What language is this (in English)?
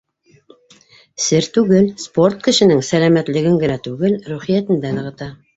Bashkir